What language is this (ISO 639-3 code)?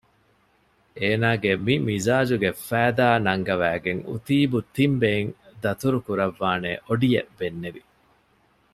div